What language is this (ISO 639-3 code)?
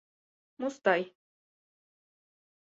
chm